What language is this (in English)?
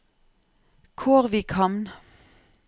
Norwegian